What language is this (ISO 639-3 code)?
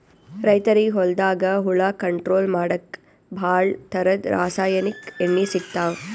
kan